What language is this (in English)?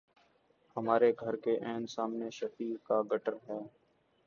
Urdu